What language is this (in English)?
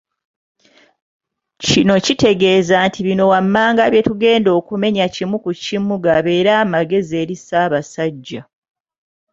Ganda